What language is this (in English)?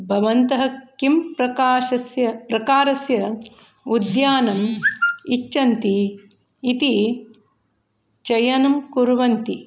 Sanskrit